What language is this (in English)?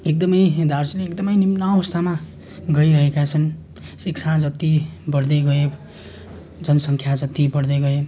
Nepali